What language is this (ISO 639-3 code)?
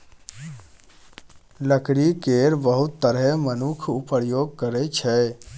mai